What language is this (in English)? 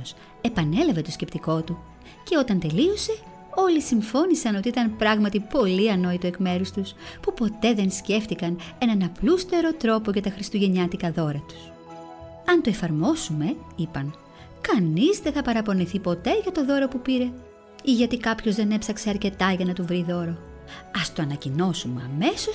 Greek